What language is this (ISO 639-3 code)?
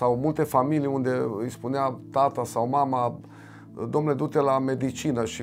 ron